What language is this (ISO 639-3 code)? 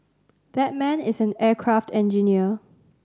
eng